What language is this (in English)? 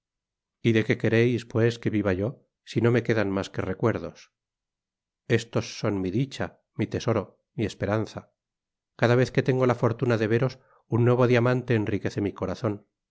Spanish